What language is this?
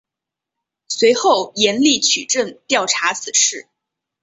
Chinese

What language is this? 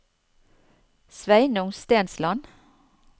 Norwegian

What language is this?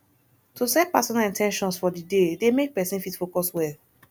Nigerian Pidgin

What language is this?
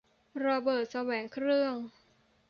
Thai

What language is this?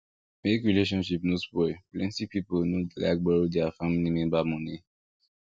Nigerian Pidgin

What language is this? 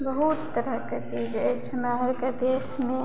Maithili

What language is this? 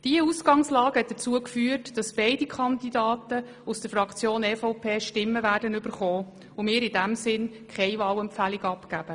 Swiss German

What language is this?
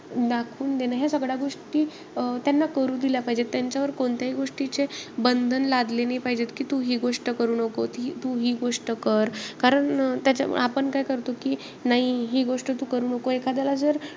Marathi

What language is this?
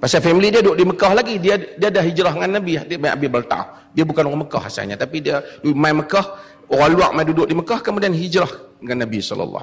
Malay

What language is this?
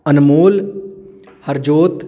Punjabi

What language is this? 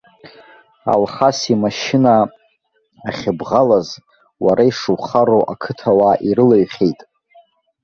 Abkhazian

